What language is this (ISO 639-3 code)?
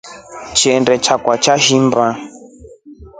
rof